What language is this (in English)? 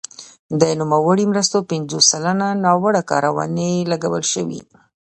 Pashto